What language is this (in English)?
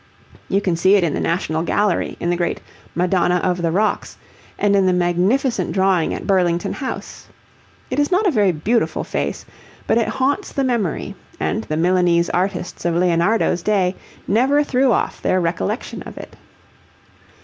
English